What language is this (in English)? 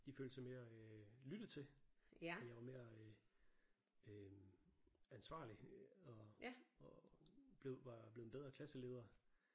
Danish